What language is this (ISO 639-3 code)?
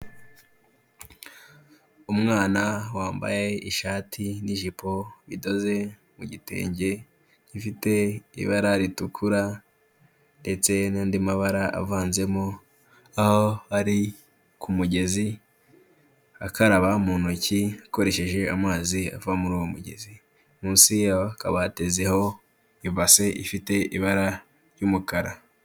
kin